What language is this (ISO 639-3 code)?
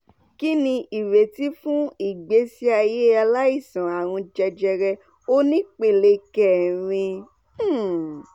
yor